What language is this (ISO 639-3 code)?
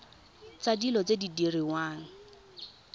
tsn